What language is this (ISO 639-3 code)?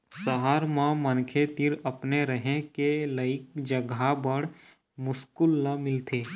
hne